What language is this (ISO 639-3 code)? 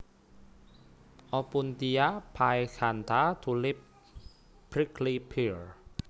jav